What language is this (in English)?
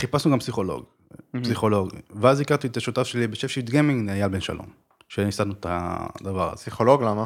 Hebrew